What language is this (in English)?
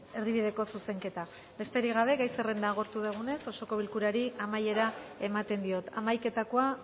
Basque